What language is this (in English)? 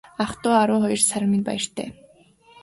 Mongolian